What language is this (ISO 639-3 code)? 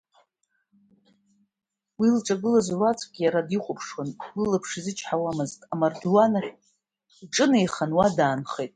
abk